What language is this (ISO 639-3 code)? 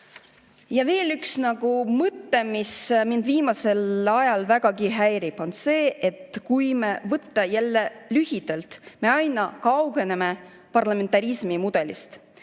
est